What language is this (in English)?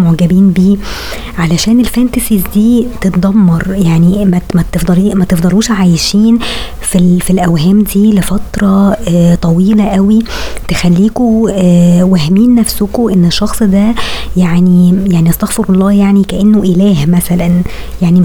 Arabic